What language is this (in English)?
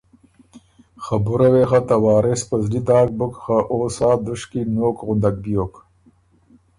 Ormuri